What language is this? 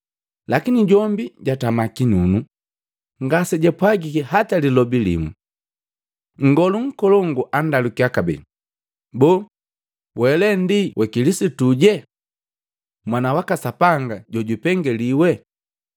Matengo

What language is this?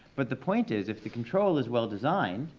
English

